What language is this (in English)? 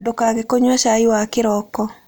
Kikuyu